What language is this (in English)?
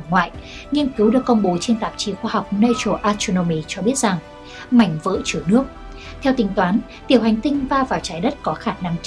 Vietnamese